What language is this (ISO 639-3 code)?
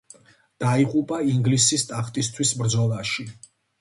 kat